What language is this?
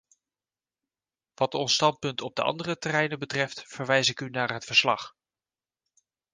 Dutch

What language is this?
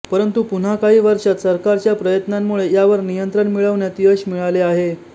Marathi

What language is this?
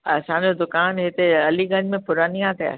Sindhi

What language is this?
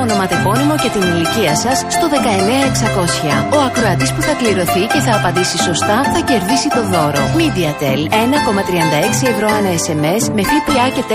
Greek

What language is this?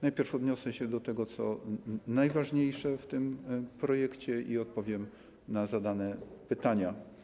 Polish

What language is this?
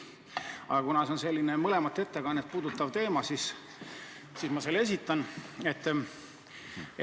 Estonian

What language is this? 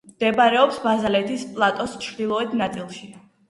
Georgian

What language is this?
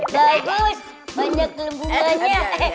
Indonesian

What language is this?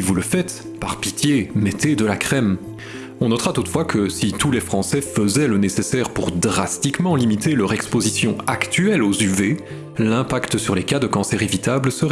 French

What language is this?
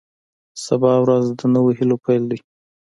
Pashto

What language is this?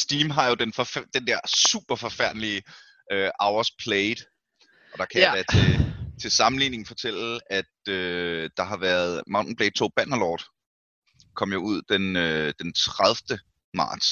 Danish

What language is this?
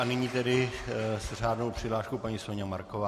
Czech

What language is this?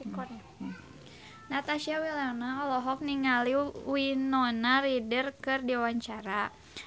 Sundanese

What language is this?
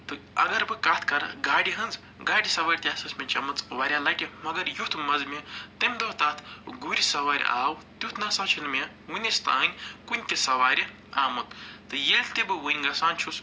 Kashmiri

